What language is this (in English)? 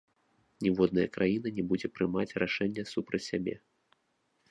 Belarusian